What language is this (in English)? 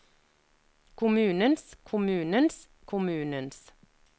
Norwegian